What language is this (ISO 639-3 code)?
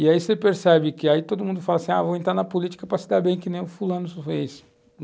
por